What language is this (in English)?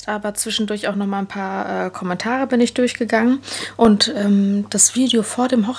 German